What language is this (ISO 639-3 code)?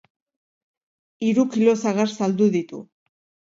eus